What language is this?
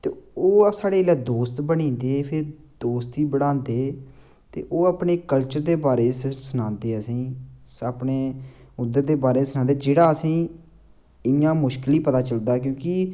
Dogri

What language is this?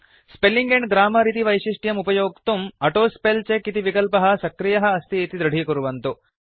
Sanskrit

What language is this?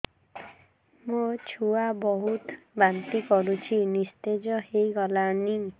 Odia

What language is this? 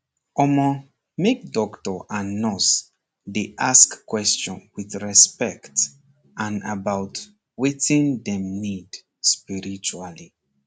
Nigerian Pidgin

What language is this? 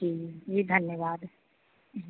Hindi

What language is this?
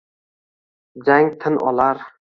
Uzbek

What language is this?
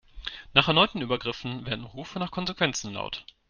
German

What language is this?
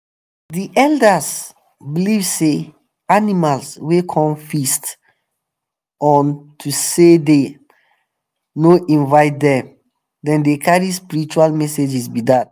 Nigerian Pidgin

